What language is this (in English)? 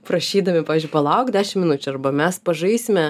Lithuanian